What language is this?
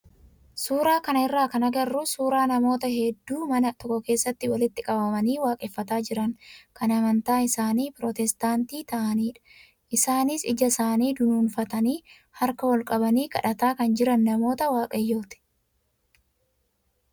Oromo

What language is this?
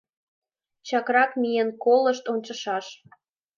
Mari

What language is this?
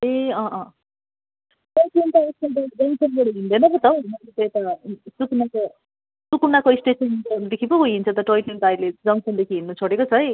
Nepali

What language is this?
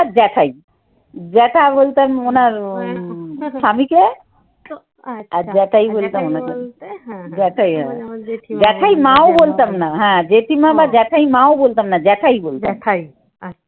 Bangla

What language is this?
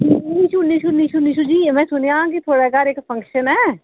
Dogri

